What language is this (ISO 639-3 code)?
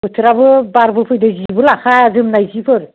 brx